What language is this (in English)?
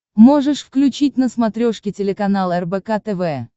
Russian